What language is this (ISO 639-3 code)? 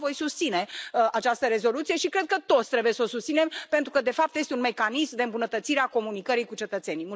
ron